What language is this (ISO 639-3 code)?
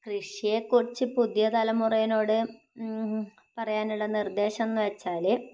mal